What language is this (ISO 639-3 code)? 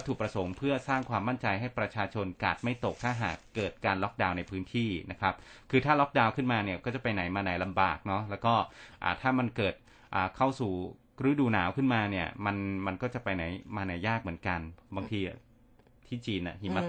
tha